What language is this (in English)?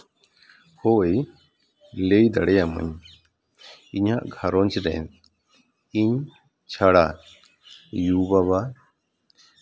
Santali